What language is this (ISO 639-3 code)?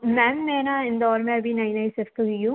hin